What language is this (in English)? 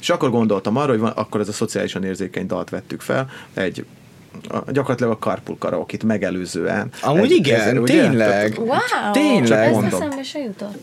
Hungarian